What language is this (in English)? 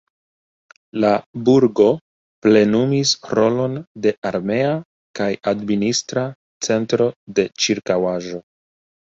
Esperanto